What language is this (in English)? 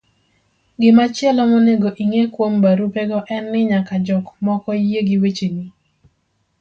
Luo (Kenya and Tanzania)